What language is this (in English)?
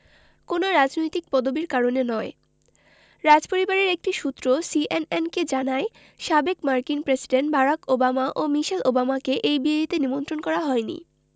Bangla